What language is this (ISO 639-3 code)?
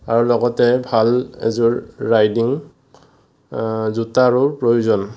asm